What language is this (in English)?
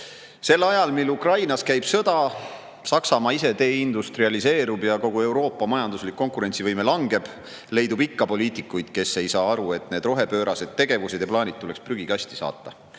Estonian